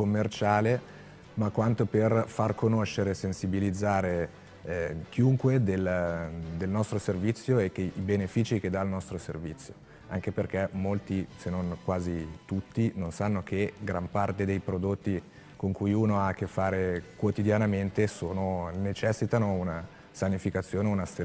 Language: Italian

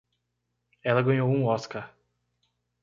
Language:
Portuguese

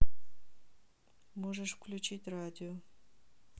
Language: Russian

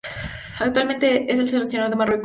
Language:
Spanish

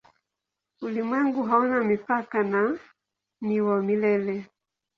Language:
Swahili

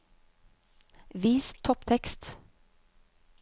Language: Norwegian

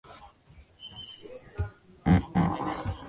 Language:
Chinese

